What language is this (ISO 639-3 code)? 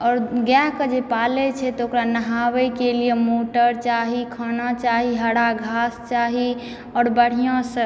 mai